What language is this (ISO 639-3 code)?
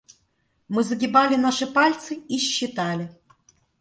rus